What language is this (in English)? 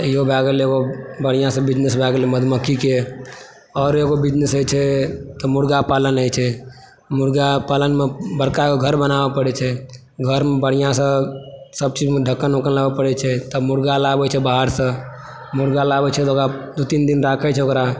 Maithili